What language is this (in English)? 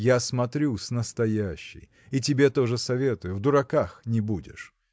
Russian